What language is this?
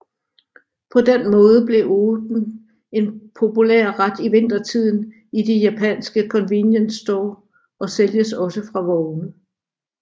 Danish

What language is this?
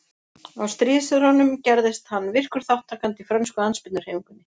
Icelandic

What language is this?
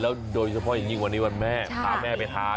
Thai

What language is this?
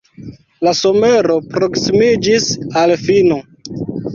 Esperanto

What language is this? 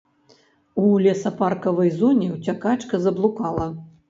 Belarusian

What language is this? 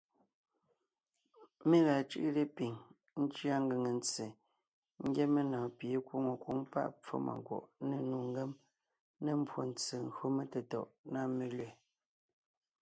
Ngiemboon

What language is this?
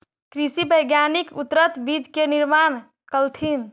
Magahi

